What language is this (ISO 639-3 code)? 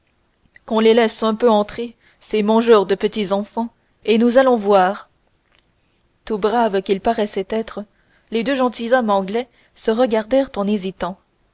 fra